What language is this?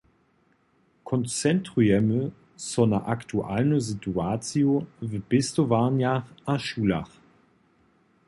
Upper Sorbian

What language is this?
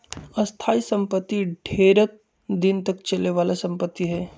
Magahi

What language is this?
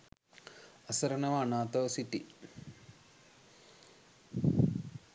Sinhala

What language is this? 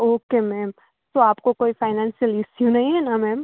Gujarati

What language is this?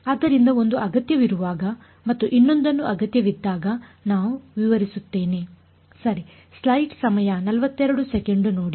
Kannada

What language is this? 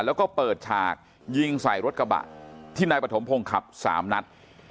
Thai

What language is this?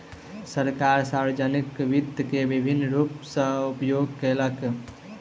Maithili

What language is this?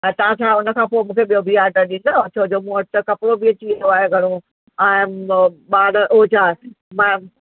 Sindhi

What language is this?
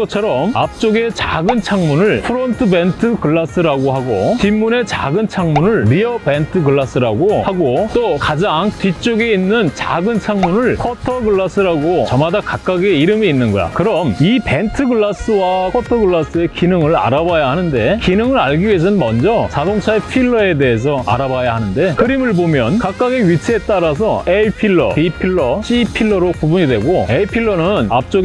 Korean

